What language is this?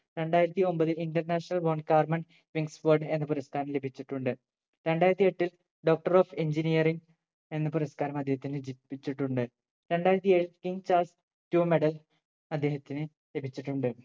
Malayalam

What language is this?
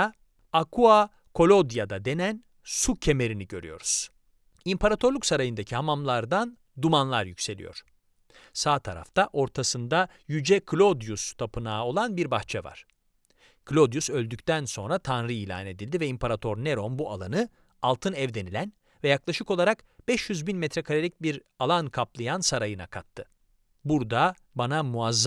Turkish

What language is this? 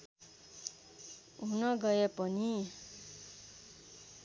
Nepali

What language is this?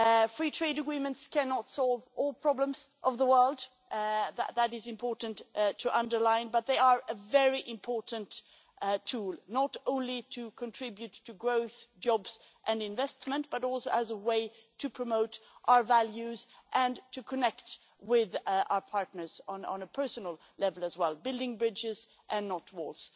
English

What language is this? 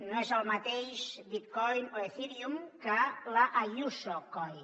Catalan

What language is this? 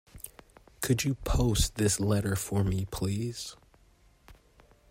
English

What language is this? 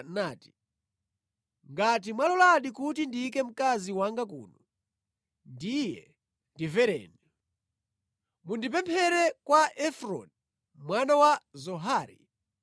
Nyanja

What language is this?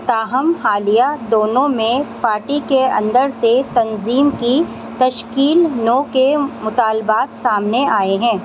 Urdu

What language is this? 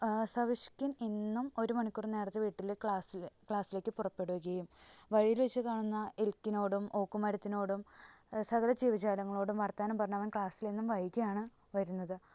Malayalam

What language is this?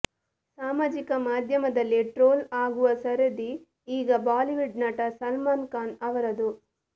Kannada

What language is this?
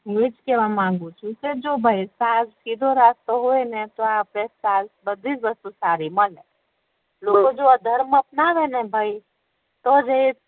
Gujarati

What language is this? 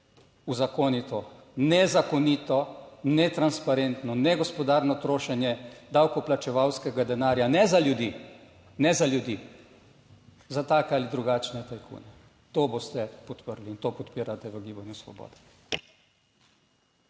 Slovenian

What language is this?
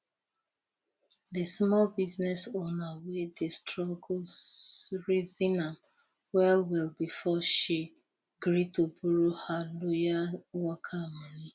Nigerian Pidgin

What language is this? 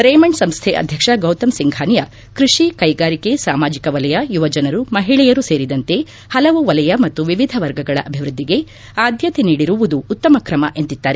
Kannada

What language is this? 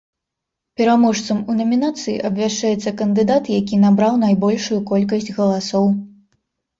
Belarusian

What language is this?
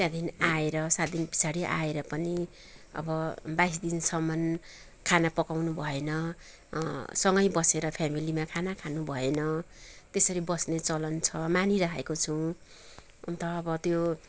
Nepali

